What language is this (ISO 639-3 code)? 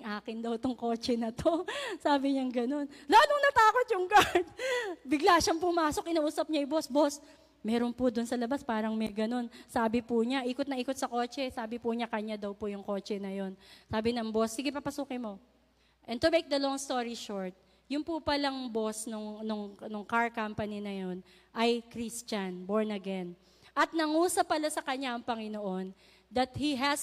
fil